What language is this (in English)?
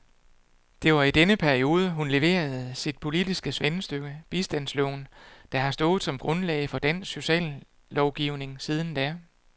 Danish